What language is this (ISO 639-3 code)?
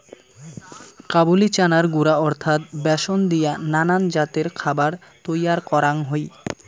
ben